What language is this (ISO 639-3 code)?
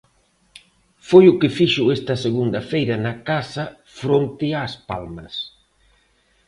glg